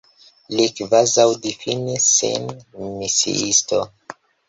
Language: Esperanto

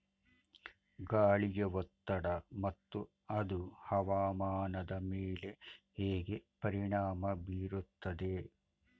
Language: Kannada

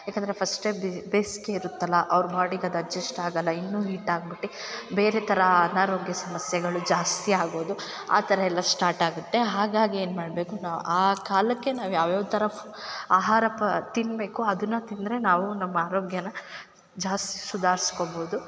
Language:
Kannada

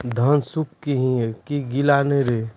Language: Maithili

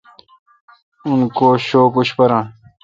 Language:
Kalkoti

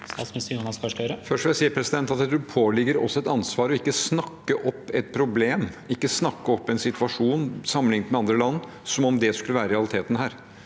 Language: Norwegian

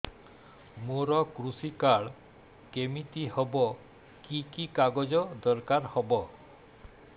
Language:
Odia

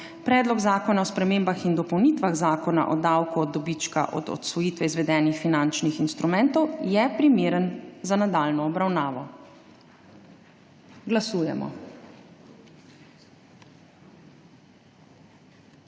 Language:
Slovenian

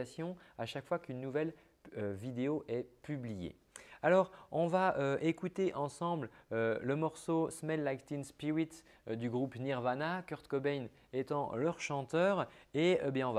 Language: French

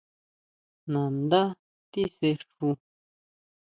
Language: Huautla Mazatec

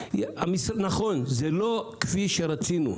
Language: Hebrew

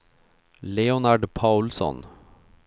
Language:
Swedish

